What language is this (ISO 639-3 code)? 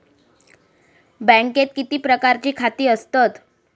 mar